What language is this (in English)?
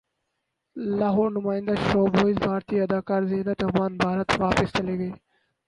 Urdu